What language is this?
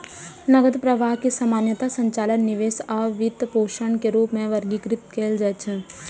Maithili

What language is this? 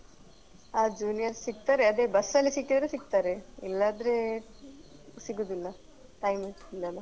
Kannada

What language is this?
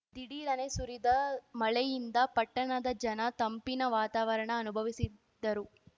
Kannada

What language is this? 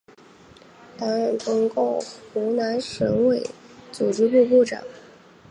Chinese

